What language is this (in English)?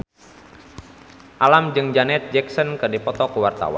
Sundanese